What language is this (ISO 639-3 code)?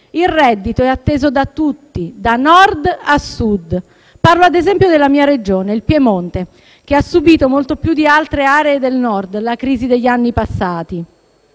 ita